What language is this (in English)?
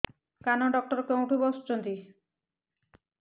Odia